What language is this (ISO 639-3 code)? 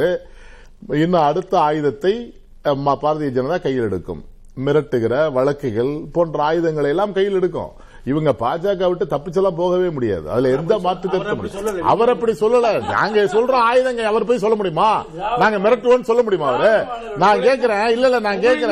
tam